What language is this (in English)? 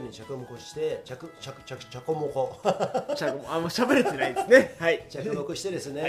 Japanese